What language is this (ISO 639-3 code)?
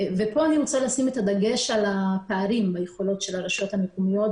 heb